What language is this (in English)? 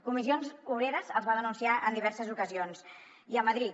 Catalan